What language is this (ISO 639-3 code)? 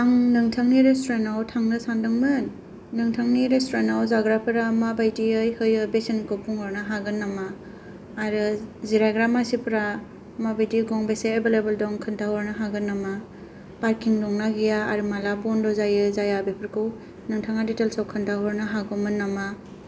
brx